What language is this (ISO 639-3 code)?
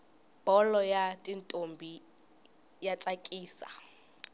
tso